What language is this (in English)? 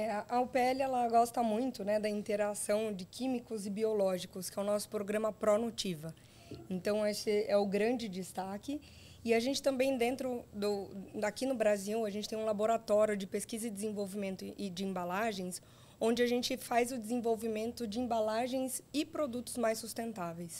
Portuguese